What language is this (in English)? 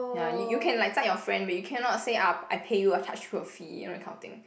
English